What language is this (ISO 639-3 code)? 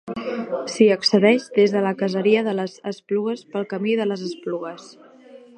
cat